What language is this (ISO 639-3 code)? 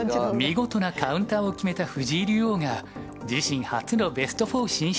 jpn